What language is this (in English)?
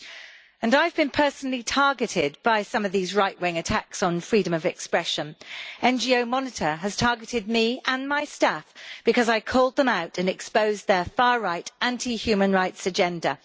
English